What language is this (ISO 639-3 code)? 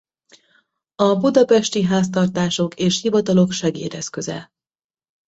hun